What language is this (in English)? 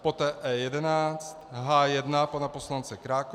Czech